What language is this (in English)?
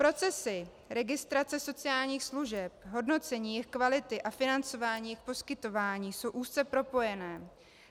Czech